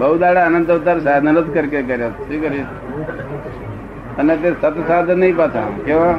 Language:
Gujarati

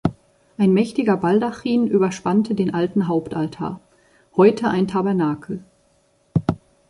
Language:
German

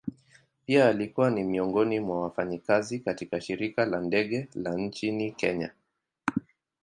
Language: Swahili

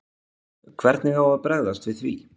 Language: Icelandic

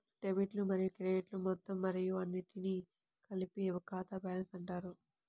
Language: Telugu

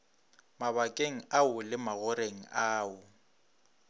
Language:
Northern Sotho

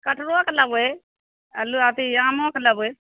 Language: Maithili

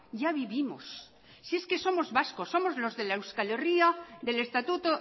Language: Spanish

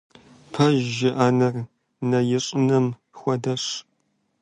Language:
Kabardian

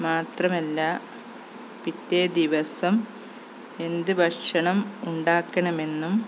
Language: Malayalam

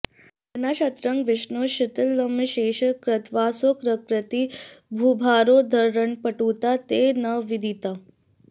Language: Sanskrit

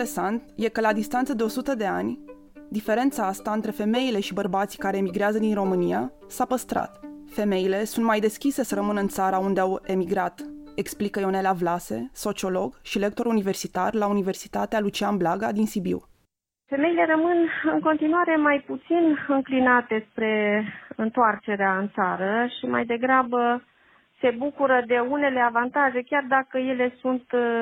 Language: Romanian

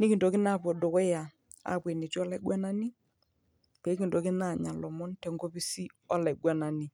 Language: Masai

